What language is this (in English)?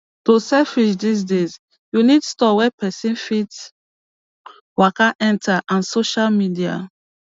Nigerian Pidgin